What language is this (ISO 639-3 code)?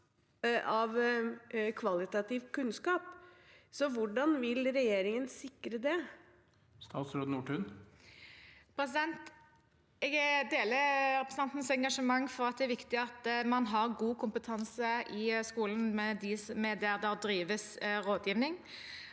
nor